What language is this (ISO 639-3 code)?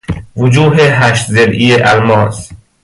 fas